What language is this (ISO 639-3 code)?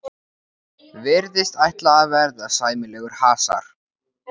isl